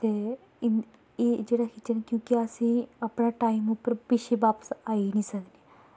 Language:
Dogri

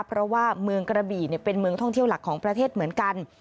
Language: Thai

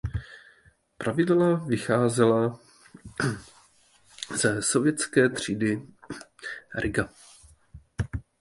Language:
Czech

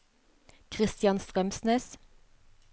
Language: Norwegian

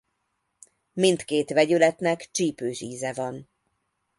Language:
Hungarian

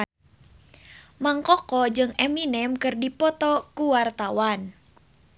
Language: Sundanese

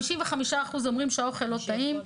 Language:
Hebrew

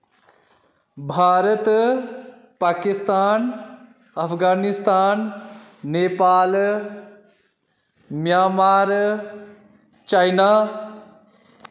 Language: Dogri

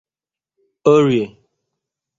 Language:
Igbo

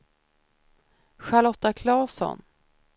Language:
Swedish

